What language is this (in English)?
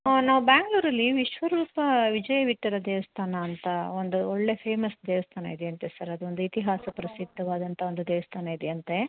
Kannada